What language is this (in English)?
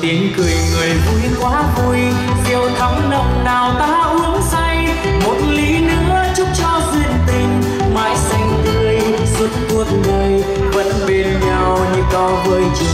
Vietnamese